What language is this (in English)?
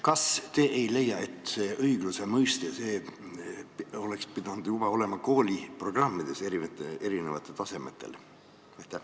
Estonian